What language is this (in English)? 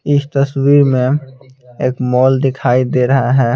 Hindi